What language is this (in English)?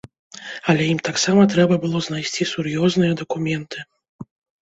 Belarusian